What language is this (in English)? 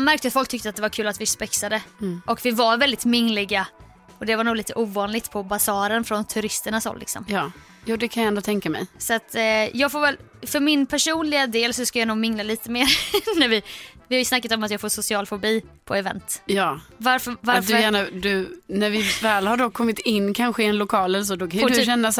Swedish